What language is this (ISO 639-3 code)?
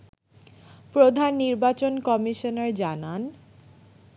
ben